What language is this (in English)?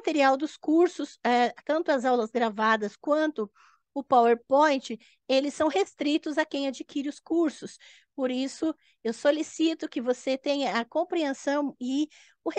Portuguese